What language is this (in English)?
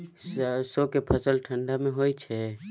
Maithili